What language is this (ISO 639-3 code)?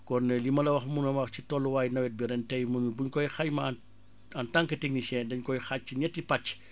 wol